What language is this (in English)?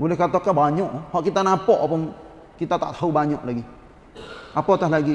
Malay